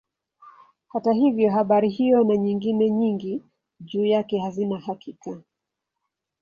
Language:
Swahili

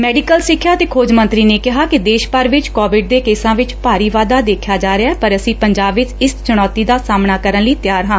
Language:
Punjabi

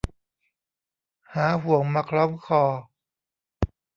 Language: Thai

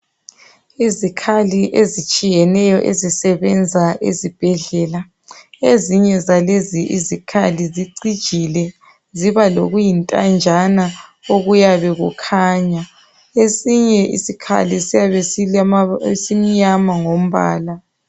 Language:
North Ndebele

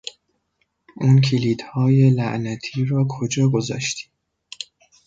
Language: Persian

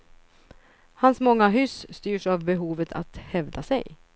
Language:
Swedish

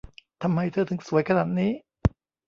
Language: Thai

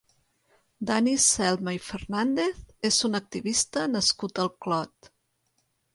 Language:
Catalan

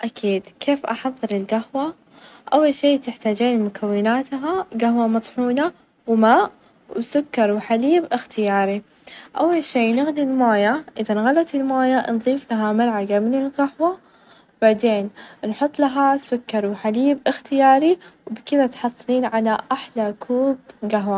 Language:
Najdi Arabic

